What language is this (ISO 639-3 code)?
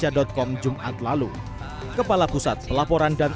ind